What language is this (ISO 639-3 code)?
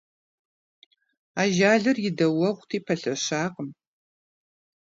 kbd